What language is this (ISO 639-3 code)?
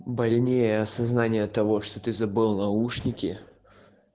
rus